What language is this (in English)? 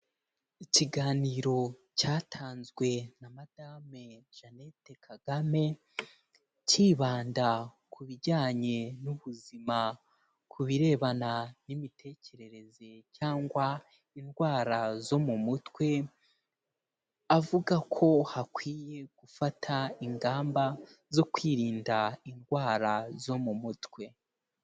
Kinyarwanda